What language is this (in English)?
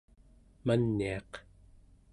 Central Yupik